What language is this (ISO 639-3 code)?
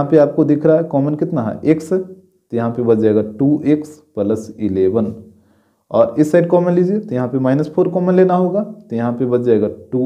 hin